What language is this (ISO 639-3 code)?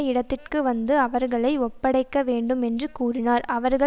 tam